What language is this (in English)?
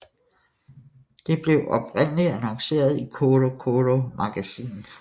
Danish